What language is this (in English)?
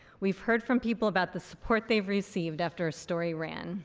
English